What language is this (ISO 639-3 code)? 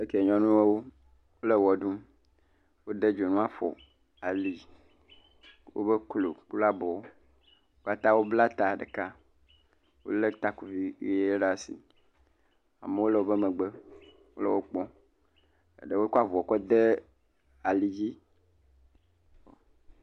ewe